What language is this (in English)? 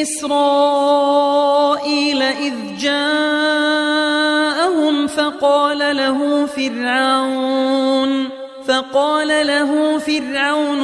Arabic